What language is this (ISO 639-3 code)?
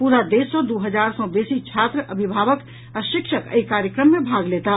mai